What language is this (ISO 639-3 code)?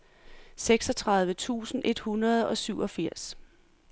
dan